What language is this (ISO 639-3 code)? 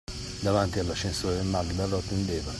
ita